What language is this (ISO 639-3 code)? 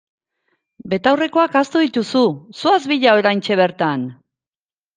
eus